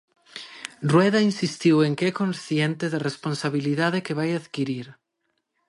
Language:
Galician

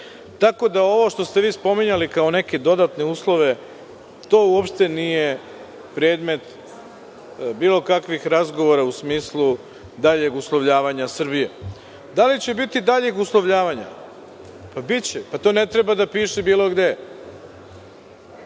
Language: Serbian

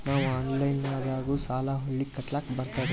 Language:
Kannada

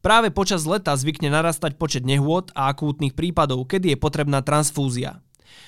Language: Slovak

